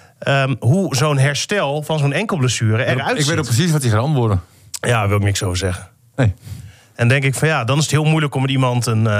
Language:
Dutch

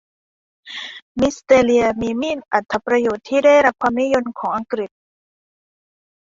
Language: Thai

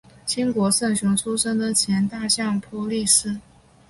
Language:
Chinese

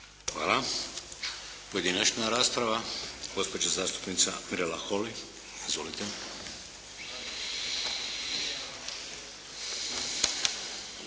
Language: Croatian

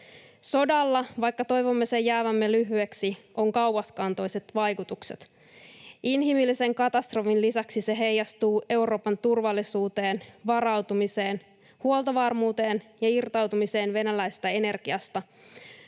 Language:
Finnish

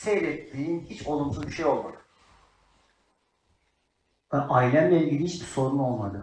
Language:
Turkish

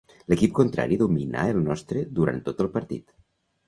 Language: Catalan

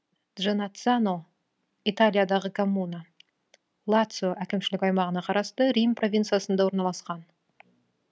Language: Kazakh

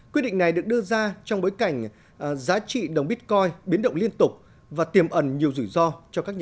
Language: Vietnamese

